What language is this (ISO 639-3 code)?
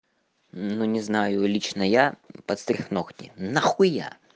rus